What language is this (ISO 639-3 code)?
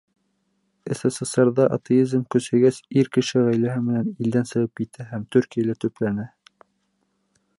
bak